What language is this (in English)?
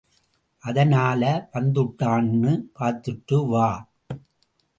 Tamil